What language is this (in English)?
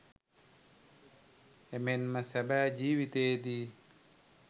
Sinhala